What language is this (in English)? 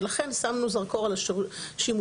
Hebrew